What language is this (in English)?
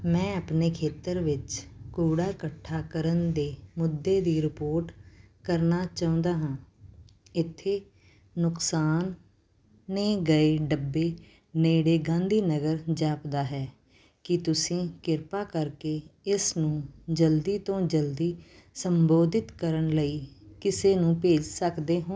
Punjabi